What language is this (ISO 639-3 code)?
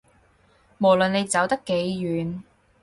yue